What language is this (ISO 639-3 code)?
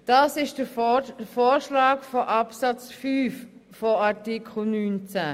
gsw